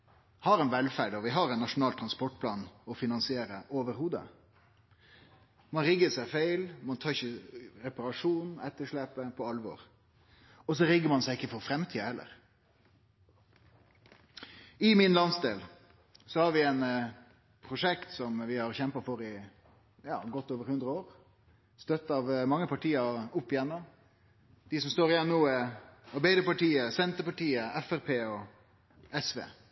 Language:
Norwegian Nynorsk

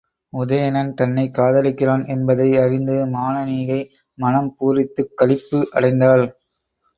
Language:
Tamil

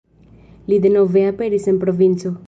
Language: Esperanto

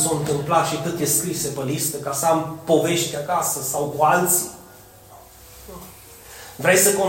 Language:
Romanian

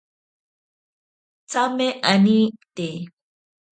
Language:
Ashéninka Perené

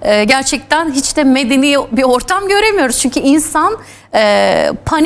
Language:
Turkish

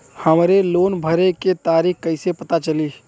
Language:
Bhojpuri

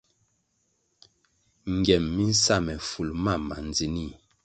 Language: Kwasio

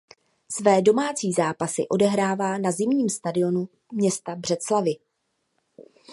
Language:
Czech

